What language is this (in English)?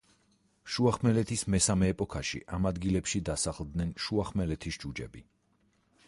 Georgian